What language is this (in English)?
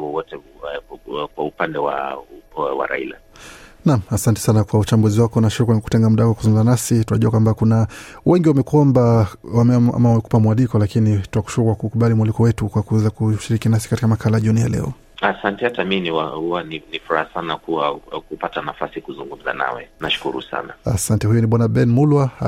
Swahili